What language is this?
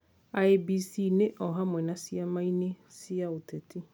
Kikuyu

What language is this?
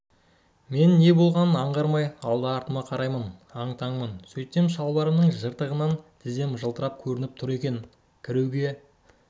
Kazakh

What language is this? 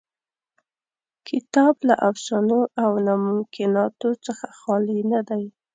Pashto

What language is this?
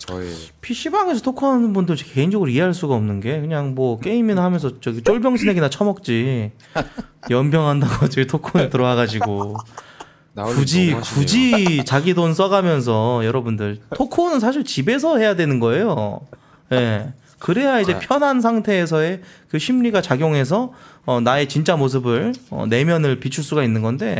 Korean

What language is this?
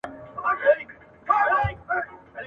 Pashto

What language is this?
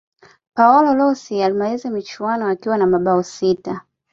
Swahili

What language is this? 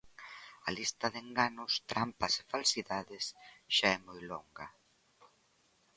Galician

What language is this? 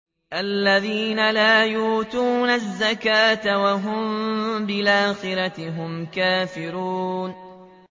Arabic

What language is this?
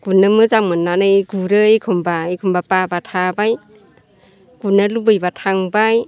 Bodo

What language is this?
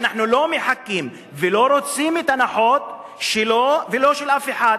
Hebrew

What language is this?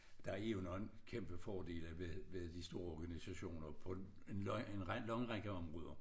Danish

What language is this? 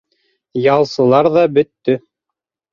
Bashkir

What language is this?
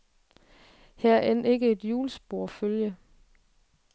Danish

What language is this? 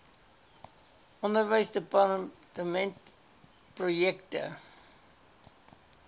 Afrikaans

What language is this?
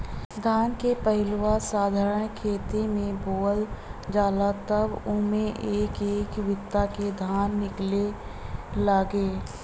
Bhojpuri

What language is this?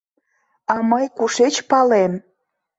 Mari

